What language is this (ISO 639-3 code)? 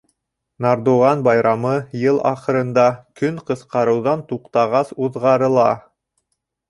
bak